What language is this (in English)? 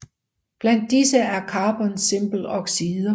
Danish